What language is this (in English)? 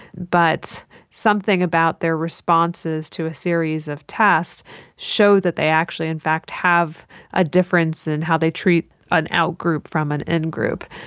English